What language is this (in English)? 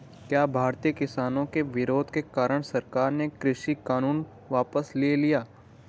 Hindi